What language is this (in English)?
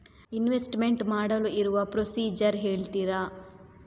Kannada